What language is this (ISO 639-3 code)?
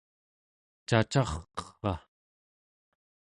esu